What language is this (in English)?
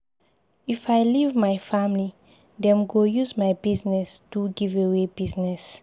Nigerian Pidgin